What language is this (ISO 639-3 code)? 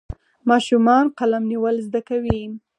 pus